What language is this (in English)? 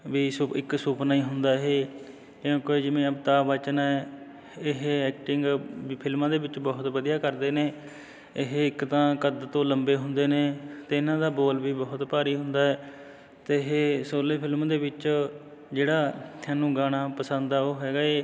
Punjabi